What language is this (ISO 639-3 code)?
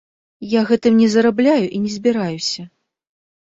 bel